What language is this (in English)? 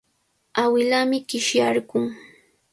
Cajatambo North Lima Quechua